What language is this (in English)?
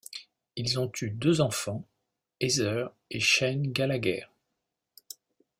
French